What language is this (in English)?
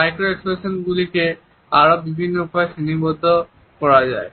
Bangla